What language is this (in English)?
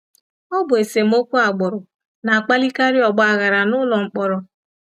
Igbo